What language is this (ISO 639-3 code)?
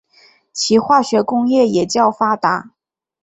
zho